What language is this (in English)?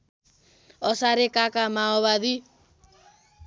Nepali